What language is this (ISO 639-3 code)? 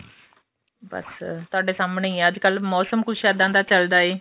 pan